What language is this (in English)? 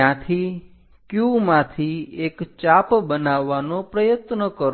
Gujarati